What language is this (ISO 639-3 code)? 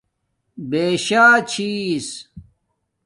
dmk